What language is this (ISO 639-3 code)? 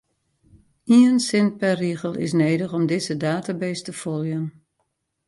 fry